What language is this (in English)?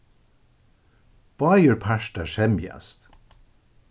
Faroese